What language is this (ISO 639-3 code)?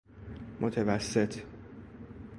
fas